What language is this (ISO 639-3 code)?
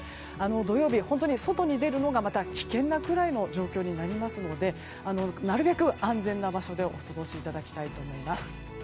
jpn